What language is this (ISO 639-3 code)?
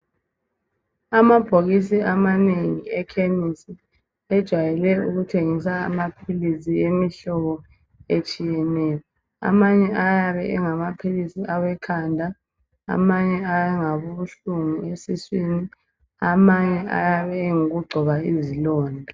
nde